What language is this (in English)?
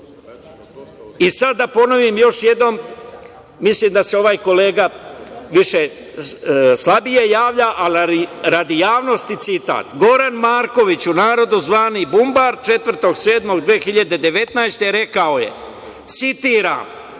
Serbian